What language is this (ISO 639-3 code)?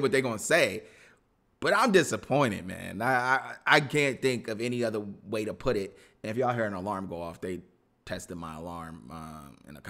eng